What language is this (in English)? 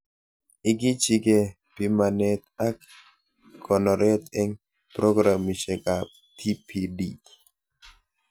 Kalenjin